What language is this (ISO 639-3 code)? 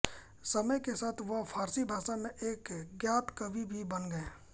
hin